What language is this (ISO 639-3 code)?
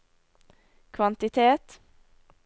nor